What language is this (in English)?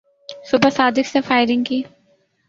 Urdu